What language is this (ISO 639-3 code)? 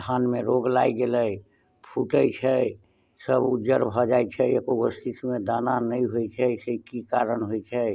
mai